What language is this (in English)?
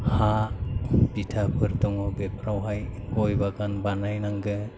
Bodo